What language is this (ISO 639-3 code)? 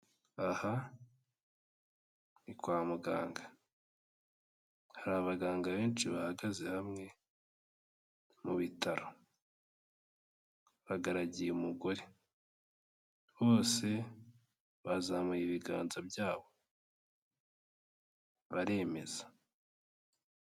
kin